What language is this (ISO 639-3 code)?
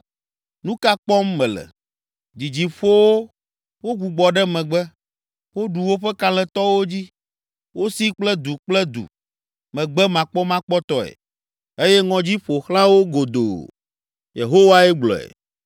ewe